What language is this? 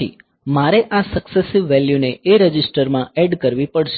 Gujarati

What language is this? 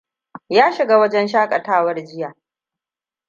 Hausa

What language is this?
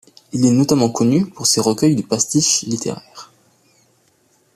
French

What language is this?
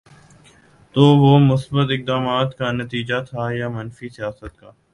Urdu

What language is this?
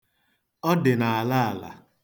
Igbo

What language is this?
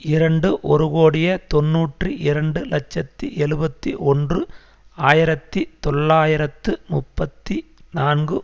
Tamil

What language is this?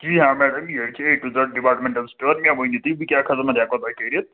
Kashmiri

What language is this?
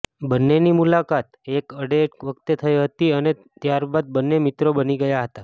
Gujarati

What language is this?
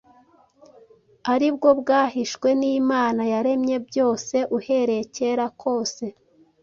Kinyarwanda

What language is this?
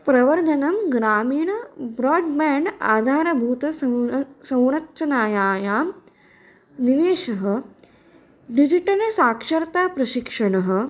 Sanskrit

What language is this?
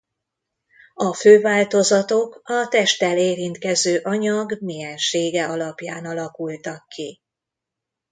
Hungarian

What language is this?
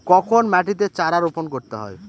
Bangla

